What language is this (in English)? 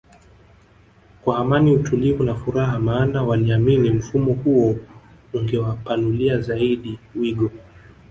Swahili